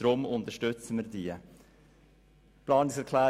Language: Swiss German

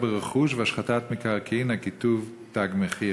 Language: Hebrew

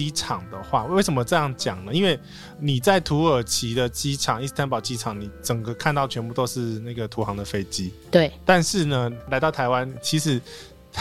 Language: Chinese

